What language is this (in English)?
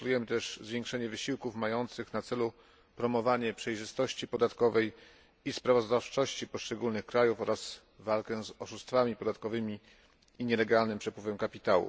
Polish